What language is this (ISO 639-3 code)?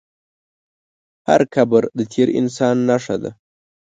pus